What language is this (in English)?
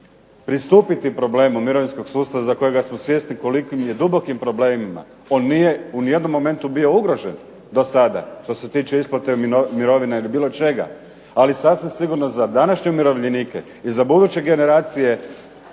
Croatian